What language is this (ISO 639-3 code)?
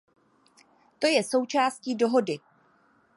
ces